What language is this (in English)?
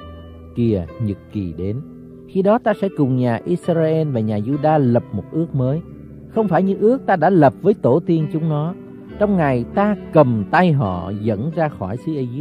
Vietnamese